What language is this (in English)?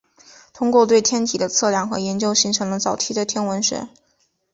Chinese